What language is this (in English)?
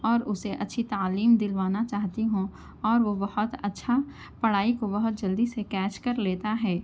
Urdu